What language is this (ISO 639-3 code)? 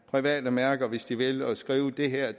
dan